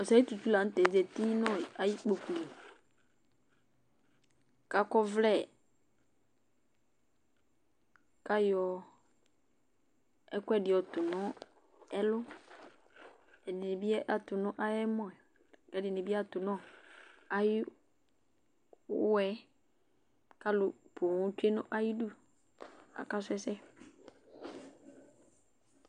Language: Ikposo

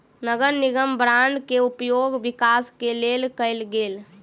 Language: Maithili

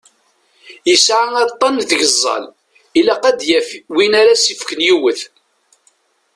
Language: Kabyle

